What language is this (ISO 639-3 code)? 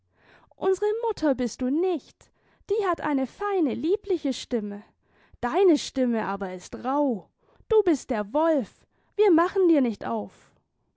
deu